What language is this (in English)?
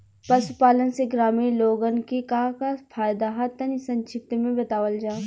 Bhojpuri